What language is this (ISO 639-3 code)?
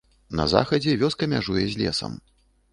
bel